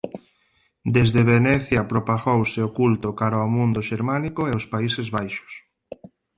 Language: Galician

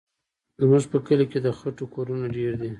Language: Pashto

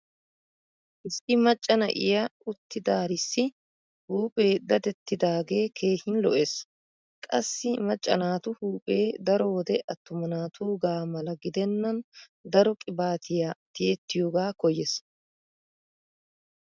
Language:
Wolaytta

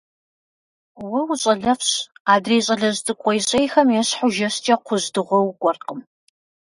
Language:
Kabardian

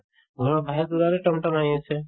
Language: Assamese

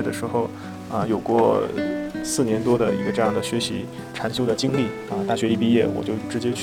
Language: Chinese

